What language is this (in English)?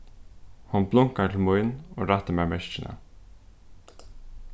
Faroese